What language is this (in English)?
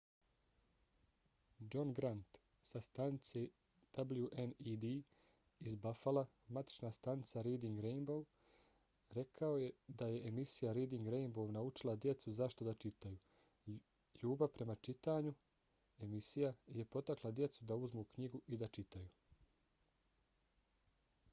Bosnian